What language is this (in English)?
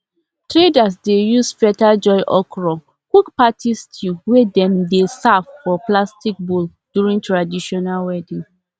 Nigerian Pidgin